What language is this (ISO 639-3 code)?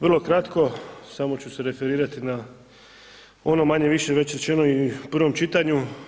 hrv